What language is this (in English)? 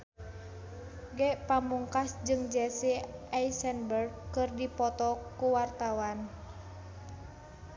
Sundanese